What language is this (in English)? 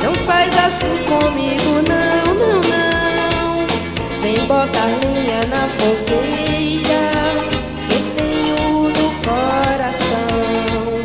Romanian